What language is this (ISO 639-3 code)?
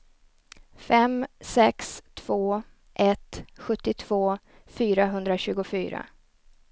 swe